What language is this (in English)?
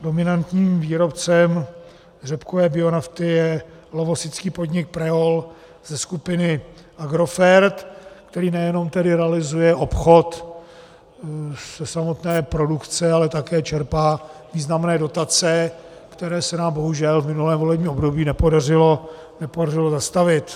Czech